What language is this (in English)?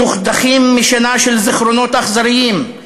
Hebrew